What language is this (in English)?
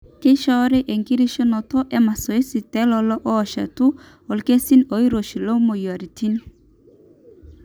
Masai